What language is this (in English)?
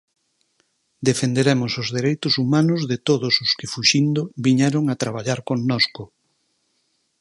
Galician